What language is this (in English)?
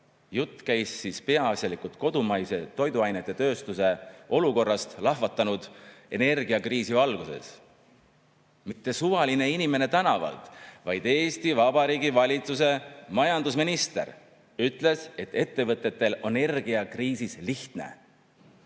Estonian